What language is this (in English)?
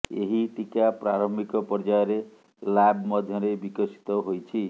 Odia